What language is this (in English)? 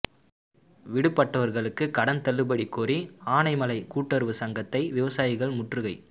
Tamil